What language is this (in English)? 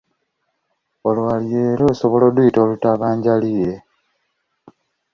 Ganda